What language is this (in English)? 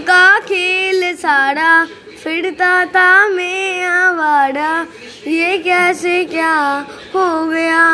Hindi